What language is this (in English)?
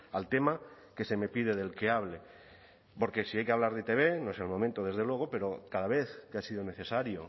Spanish